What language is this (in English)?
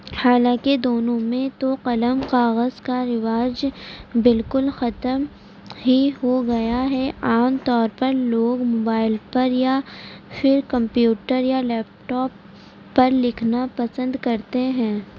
Urdu